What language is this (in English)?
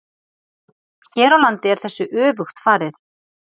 Icelandic